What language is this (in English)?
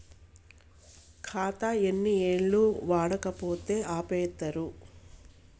Telugu